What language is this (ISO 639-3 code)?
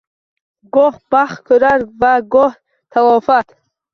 uzb